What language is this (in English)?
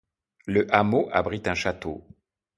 French